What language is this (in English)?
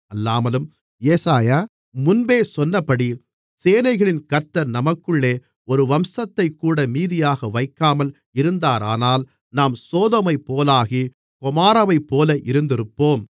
Tamil